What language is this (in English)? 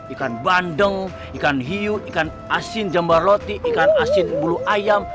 Indonesian